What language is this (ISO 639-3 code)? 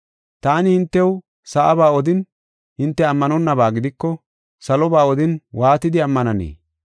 gof